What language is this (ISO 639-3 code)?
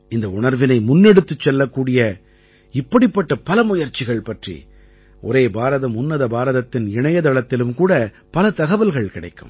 tam